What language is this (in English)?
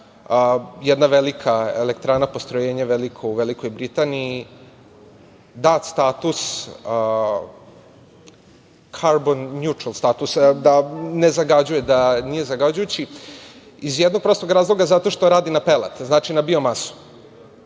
Serbian